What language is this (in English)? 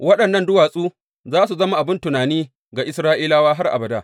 Hausa